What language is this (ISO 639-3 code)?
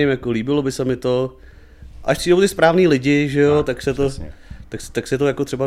ces